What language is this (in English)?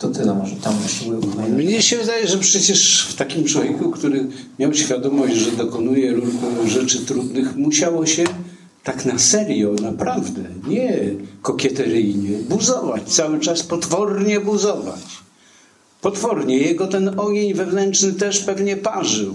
Polish